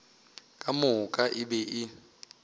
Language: Northern Sotho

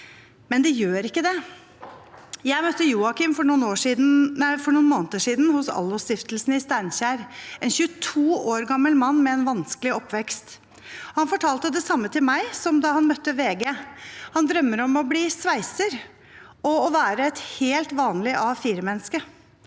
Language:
Norwegian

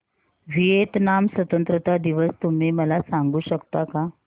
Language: Marathi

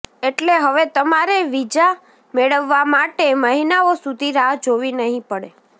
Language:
Gujarati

